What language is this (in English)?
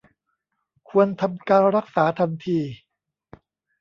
Thai